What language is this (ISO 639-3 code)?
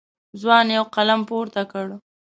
pus